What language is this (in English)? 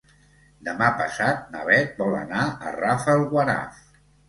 Catalan